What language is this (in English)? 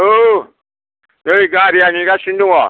Bodo